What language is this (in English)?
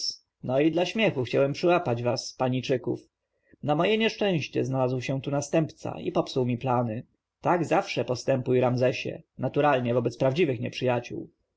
Polish